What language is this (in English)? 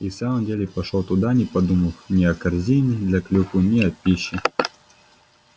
Russian